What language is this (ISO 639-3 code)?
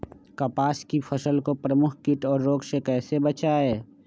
mag